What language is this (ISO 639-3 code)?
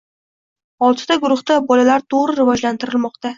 uzb